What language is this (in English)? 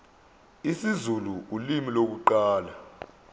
Zulu